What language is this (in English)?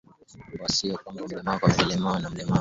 Swahili